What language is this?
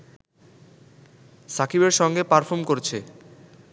Bangla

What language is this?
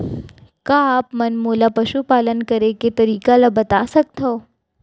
Chhattisgarhi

